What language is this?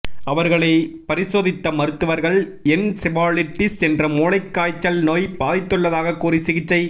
Tamil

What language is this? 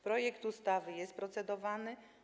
Polish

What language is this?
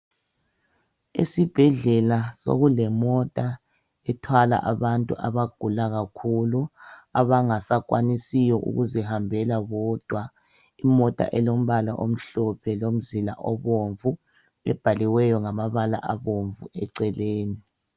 North Ndebele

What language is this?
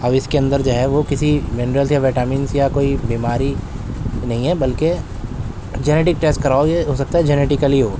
Urdu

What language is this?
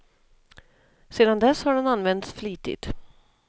Swedish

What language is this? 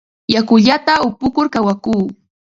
Ambo-Pasco Quechua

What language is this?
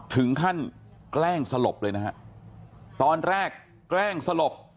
Thai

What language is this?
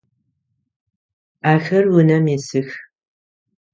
Adyghe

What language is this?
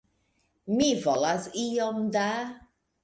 Esperanto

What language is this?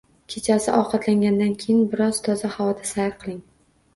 Uzbek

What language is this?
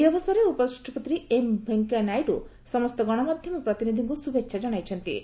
Odia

